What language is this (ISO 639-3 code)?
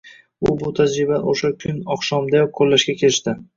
uzb